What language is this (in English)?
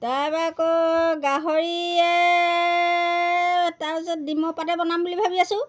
Assamese